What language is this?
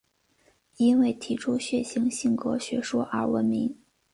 Chinese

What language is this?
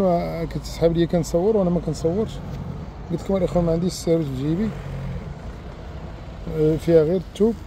Arabic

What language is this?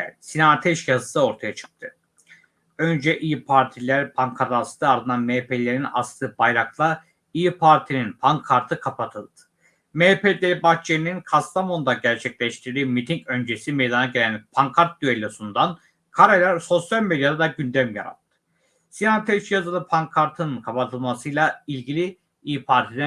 Turkish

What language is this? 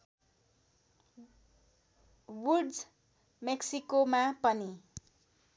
Nepali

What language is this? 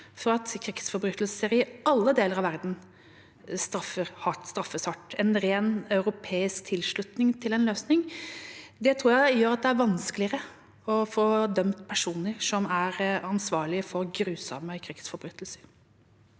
Norwegian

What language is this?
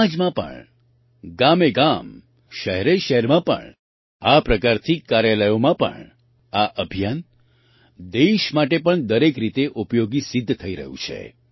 Gujarati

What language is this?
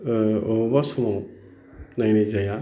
Bodo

